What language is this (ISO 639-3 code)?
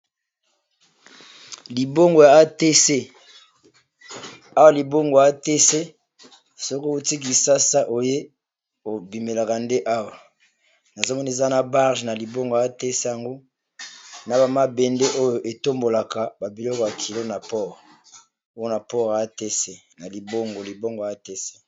lin